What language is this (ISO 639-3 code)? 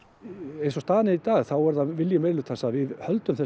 isl